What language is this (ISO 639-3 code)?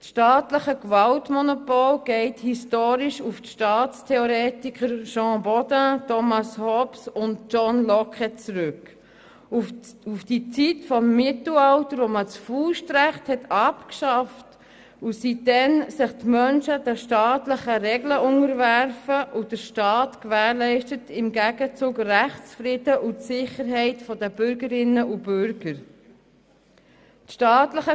gsw